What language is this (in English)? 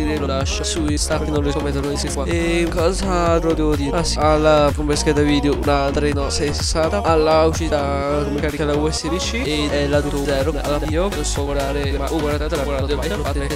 Italian